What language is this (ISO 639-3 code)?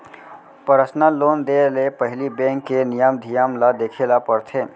hne